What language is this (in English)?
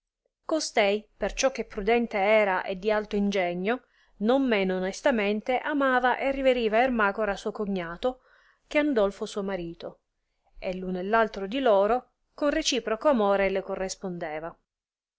Italian